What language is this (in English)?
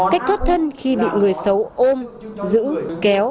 Vietnamese